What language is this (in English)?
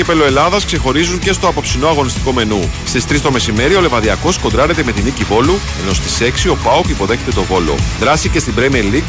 Greek